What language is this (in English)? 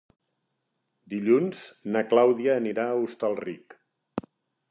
Catalan